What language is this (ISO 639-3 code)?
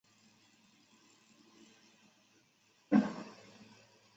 zho